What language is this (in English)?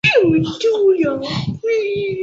Chinese